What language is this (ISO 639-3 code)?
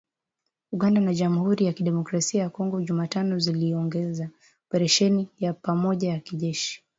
swa